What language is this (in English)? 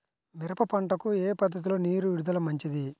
Telugu